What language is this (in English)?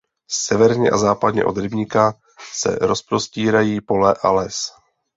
Czech